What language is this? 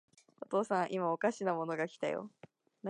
Japanese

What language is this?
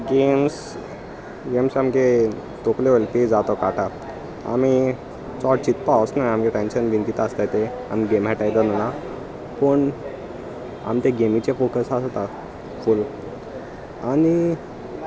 Konkani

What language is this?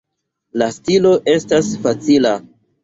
Esperanto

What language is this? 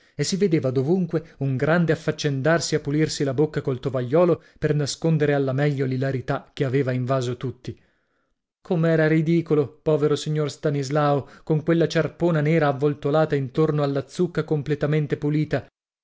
Italian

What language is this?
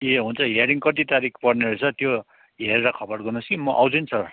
Nepali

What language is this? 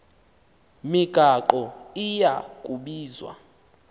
Xhosa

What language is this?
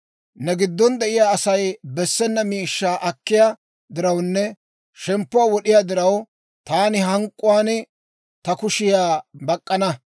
Dawro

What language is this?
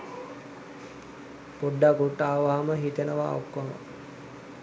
Sinhala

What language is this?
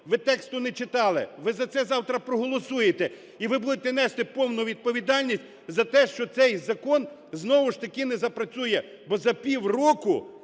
Ukrainian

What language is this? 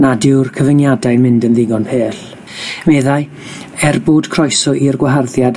Welsh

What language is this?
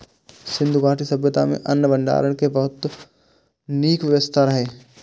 Maithili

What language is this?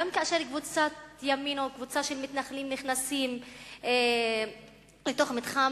Hebrew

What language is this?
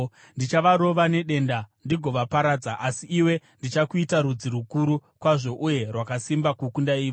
Shona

